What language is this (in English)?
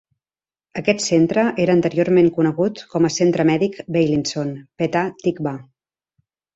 Catalan